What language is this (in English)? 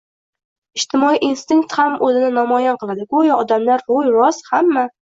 Uzbek